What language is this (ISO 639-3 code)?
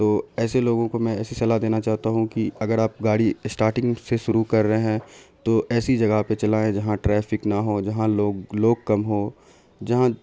urd